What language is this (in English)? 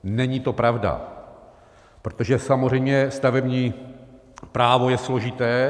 Czech